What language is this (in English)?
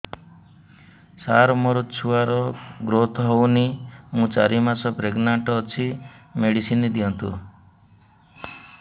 Odia